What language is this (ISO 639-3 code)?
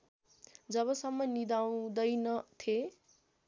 nep